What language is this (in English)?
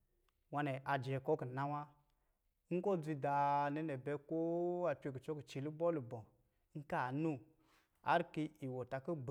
Lijili